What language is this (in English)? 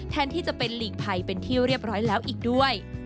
Thai